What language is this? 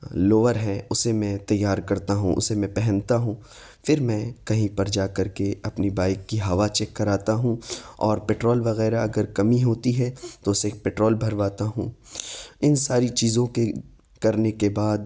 Urdu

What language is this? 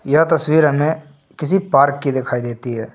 Hindi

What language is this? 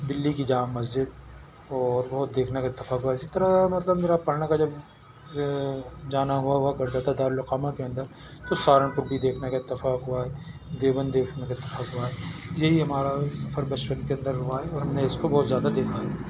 Urdu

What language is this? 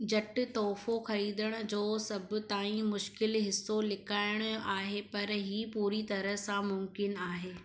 Sindhi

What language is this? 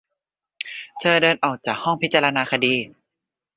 Thai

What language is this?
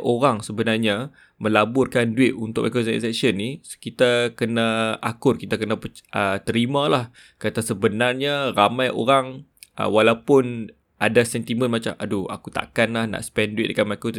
Malay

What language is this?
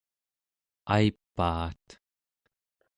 Central Yupik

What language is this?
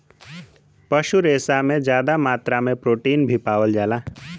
Bhojpuri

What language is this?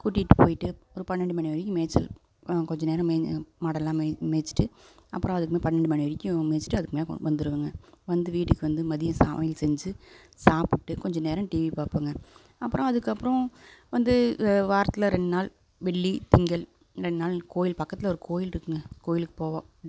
Tamil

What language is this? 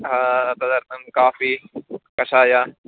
Sanskrit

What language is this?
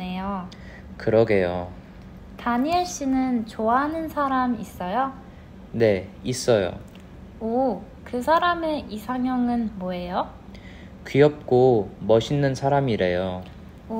Korean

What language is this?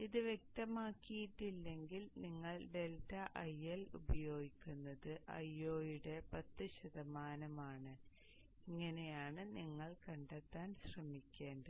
Malayalam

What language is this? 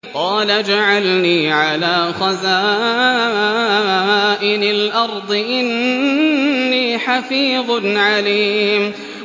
Arabic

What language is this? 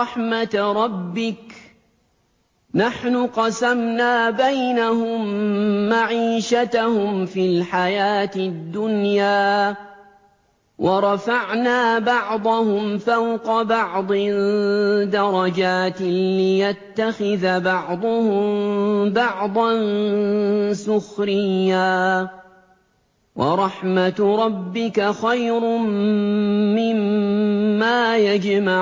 Arabic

